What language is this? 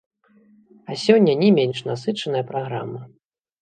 Belarusian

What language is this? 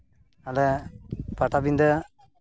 Santali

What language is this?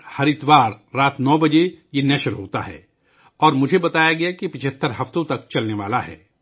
Urdu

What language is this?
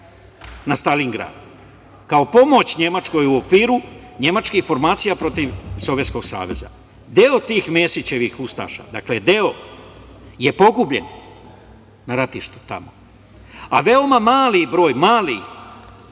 Serbian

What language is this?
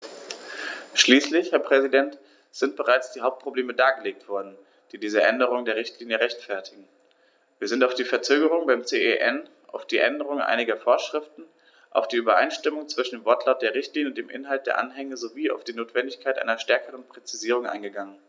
German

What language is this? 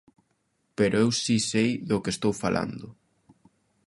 Galician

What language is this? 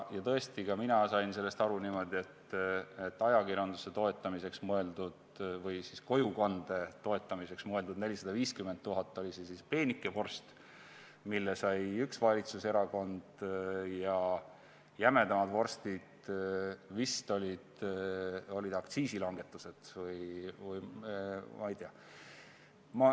Estonian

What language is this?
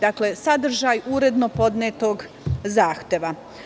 Serbian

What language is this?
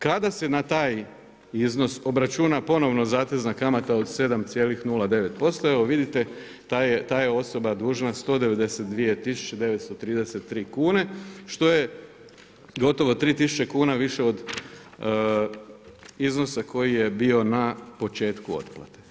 Croatian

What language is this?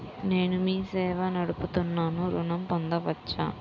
Telugu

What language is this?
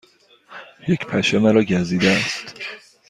Persian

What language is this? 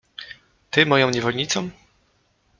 Polish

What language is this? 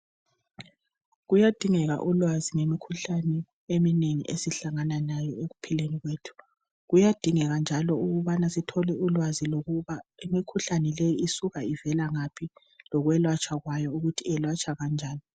North Ndebele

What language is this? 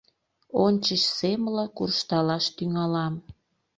Mari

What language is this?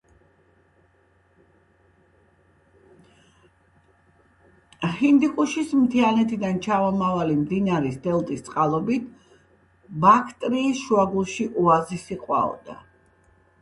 Georgian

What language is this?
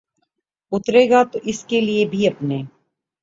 Urdu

